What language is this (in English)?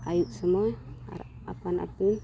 Santali